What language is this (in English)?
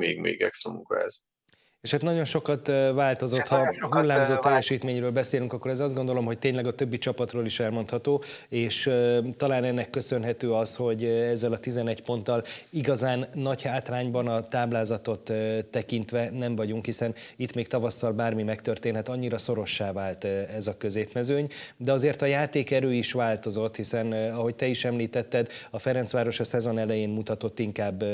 Hungarian